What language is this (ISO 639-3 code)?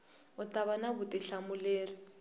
tso